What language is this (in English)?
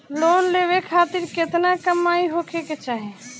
Bhojpuri